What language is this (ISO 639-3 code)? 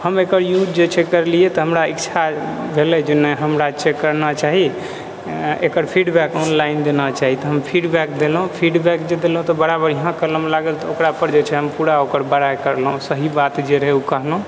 mai